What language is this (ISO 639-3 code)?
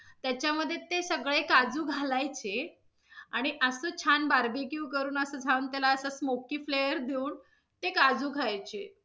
mar